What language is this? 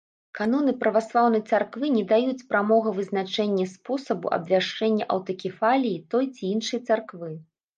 Belarusian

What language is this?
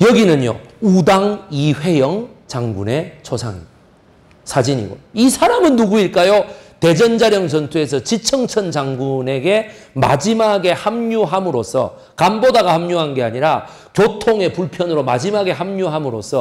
Korean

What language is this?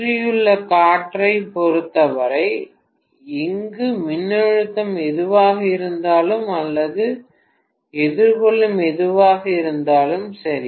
Tamil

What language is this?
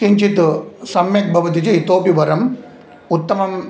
Sanskrit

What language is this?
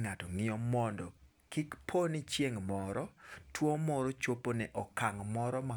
Luo (Kenya and Tanzania)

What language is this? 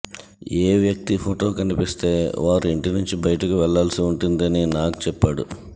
Telugu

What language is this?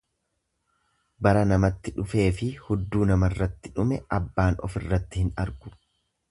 Oromo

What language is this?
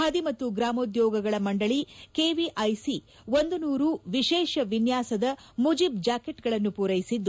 Kannada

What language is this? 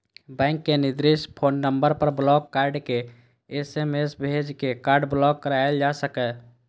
Maithili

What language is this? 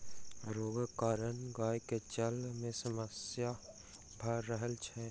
Maithili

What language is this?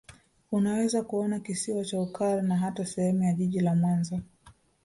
Swahili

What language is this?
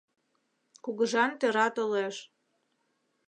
Mari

